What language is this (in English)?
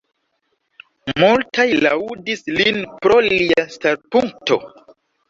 Esperanto